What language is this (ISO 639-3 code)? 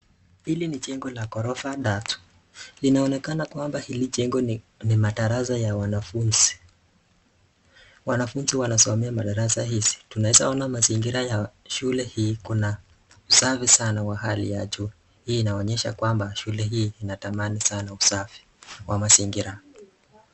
swa